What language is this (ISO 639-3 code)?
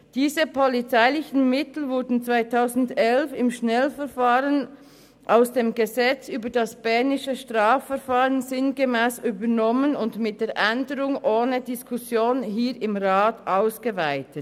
gsw